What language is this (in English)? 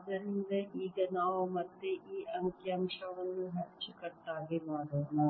Kannada